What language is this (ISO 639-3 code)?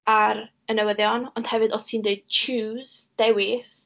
cym